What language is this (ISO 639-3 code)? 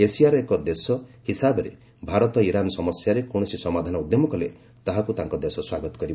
ori